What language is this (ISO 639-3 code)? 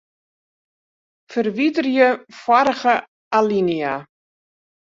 fry